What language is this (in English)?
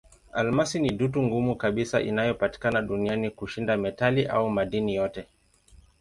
Swahili